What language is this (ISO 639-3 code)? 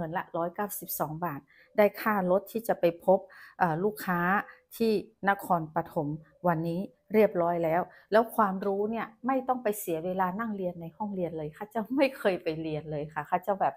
tha